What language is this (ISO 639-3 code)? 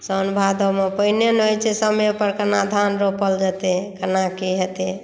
mai